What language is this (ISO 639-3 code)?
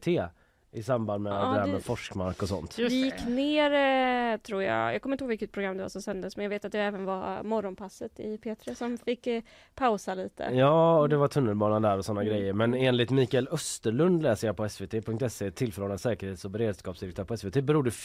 swe